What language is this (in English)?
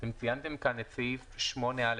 Hebrew